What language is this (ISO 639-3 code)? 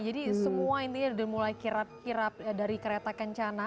ind